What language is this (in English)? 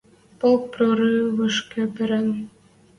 Western Mari